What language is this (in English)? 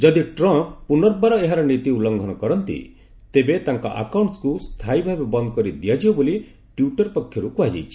Odia